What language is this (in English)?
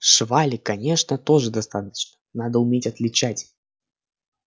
Russian